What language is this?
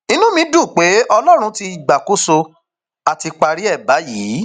Yoruba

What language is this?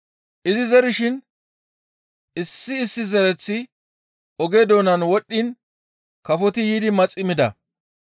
Gamo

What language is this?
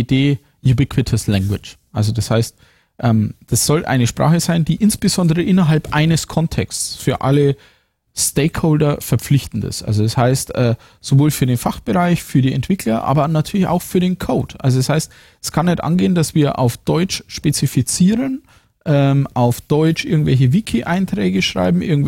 German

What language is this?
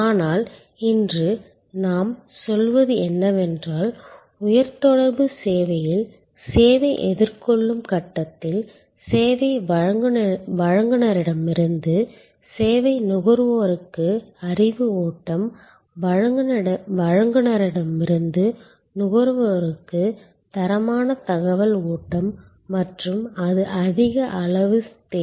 Tamil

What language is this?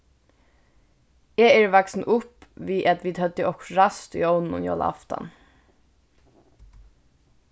Faroese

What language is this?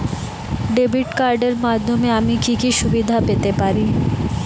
Bangla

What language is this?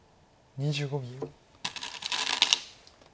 Japanese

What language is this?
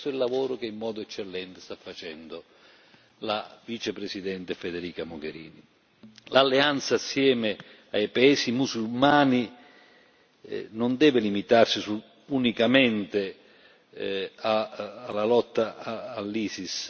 Italian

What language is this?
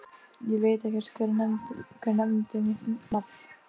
Icelandic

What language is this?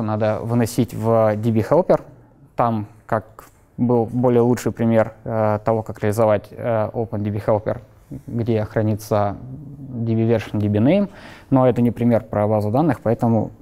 Russian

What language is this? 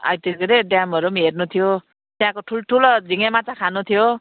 Nepali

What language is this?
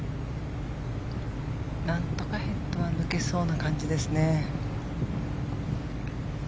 Japanese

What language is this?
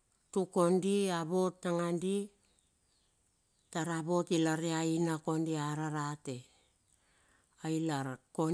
Bilur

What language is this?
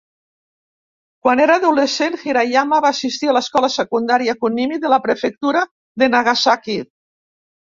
Catalan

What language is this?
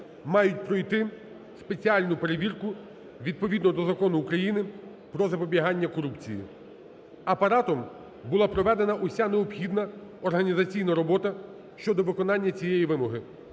Ukrainian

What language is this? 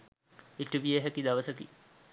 Sinhala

